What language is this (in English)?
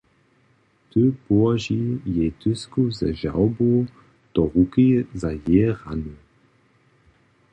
Upper Sorbian